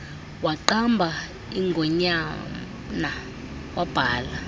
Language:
Xhosa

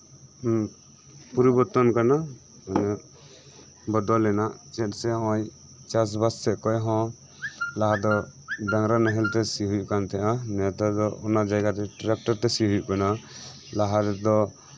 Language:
Santali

